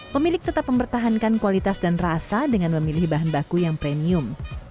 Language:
Indonesian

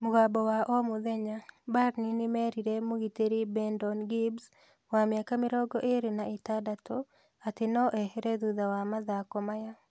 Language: Kikuyu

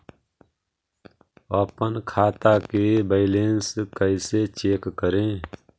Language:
Magahi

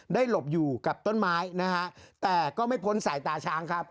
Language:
Thai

